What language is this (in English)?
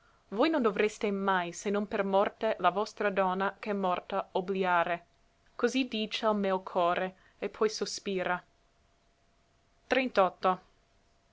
Italian